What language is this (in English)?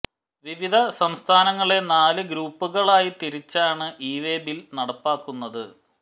Malayalam